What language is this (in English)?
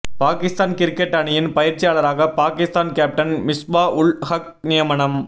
Tamil